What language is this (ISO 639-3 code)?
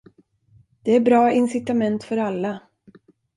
swe